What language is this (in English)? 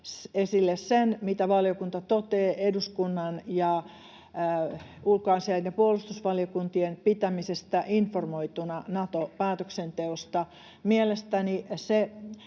Finnish